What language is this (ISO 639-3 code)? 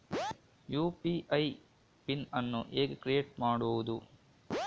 kan